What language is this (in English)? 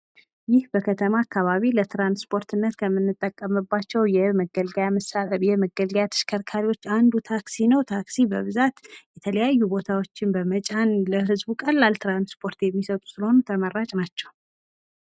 Amharic